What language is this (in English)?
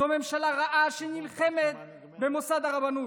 Hebrew